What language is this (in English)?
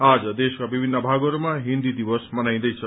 Nepali